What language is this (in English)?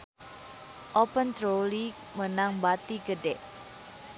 Sundanese